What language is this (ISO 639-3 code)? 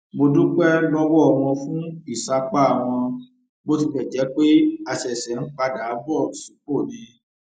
yor